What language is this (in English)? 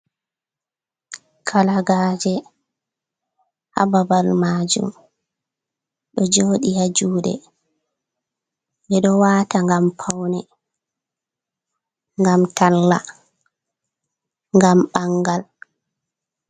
Fula